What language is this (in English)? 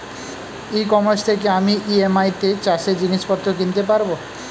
Bangla